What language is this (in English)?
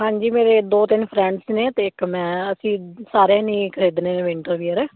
Punjabi